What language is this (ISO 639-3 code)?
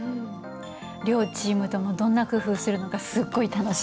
jpn